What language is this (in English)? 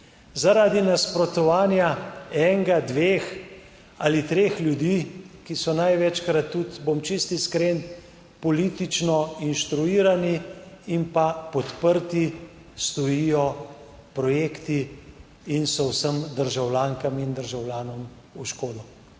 Slovenian